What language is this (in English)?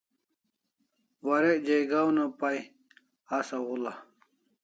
Kalasha